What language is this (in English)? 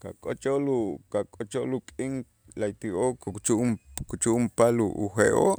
Itzá